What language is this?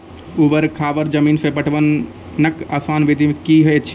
Maithili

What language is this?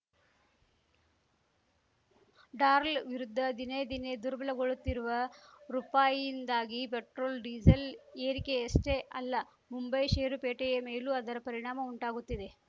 Kannada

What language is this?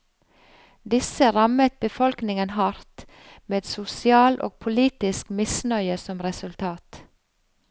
Norwegian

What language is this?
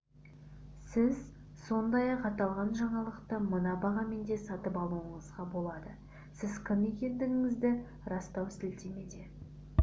Kazakh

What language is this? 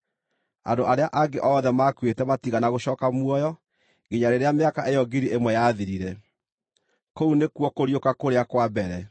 Kikuyu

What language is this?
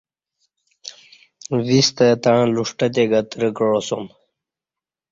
Kati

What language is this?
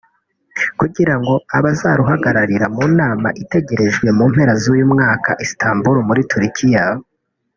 Kinyarwanda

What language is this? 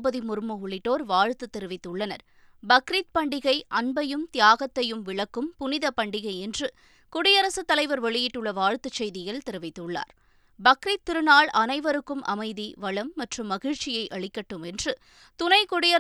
Tamil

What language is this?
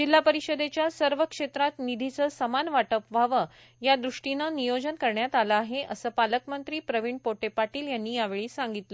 Marathi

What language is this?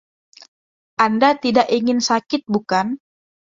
Indonesian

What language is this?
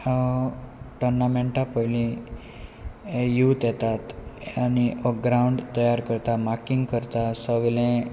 Konkani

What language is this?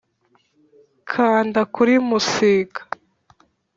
Kinyarwanda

